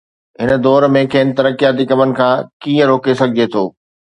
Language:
Sindhi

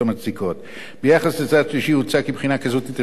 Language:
Hebrew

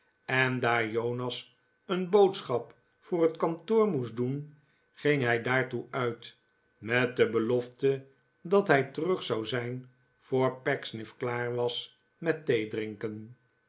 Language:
Dutch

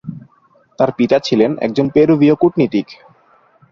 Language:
Bangla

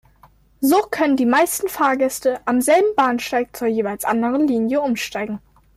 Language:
German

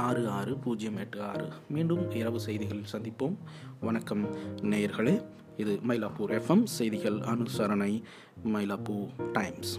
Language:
Tamil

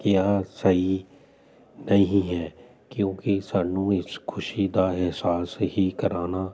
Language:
Punjabi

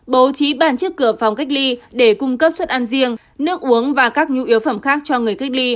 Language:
Vietnamese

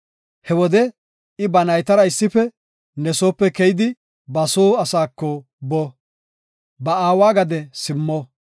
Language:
Gofa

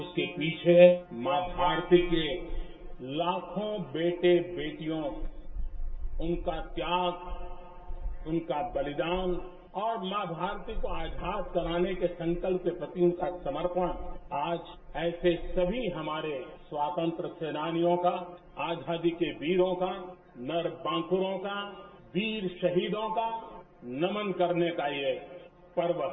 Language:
Hindi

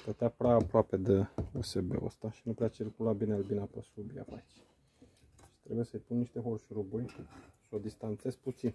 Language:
Romanian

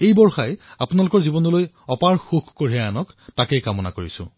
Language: Assamese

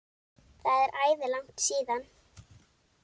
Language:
Icelandic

